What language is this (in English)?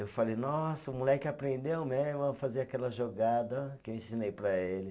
Portuguese